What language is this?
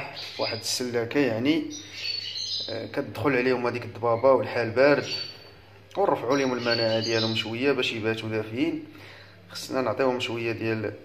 Arabic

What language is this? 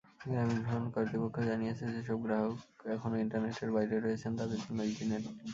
Bangla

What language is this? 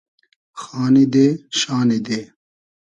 Hazaragi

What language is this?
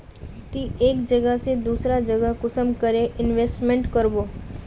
Magahi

